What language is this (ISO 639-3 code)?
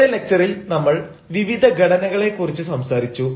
mal